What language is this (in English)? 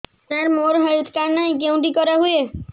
Odia